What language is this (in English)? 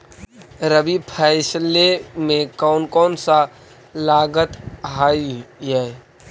Magahi